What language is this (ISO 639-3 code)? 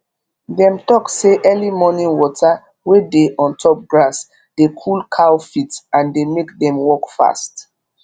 pcm